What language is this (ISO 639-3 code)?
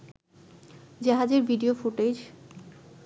ben